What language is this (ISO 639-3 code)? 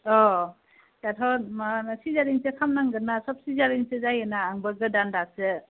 brx